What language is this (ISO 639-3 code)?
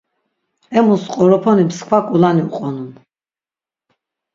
lzz